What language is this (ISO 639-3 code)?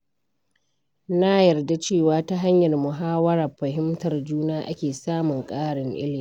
hau